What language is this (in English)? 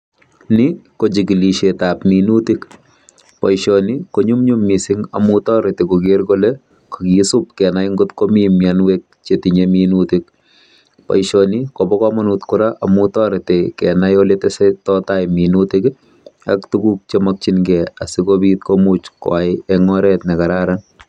Kalenjin